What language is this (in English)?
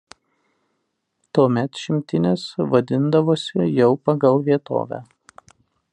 Lithuanian